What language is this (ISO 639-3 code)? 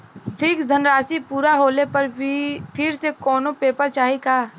bho